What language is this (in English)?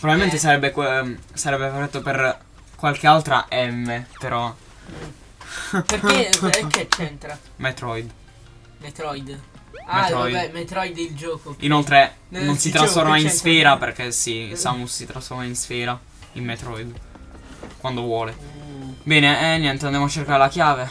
Italian